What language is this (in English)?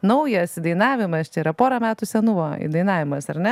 Lithuanian